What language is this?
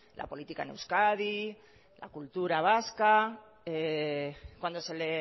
Spanish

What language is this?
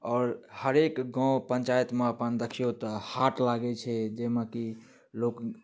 Maithili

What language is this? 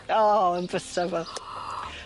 Welsh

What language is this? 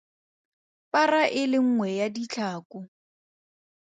Tswana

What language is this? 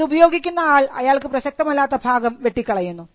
Malayalam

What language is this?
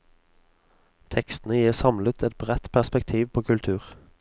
Norwegian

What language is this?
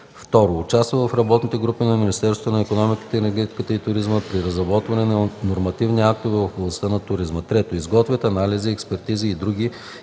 Bulgarian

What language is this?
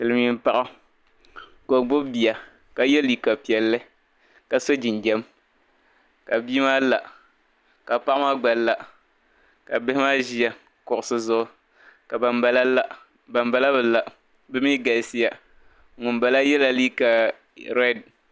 Dagbani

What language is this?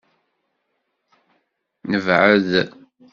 Kabyle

